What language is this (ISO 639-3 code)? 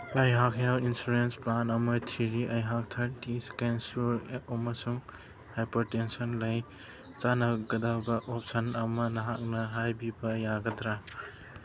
mni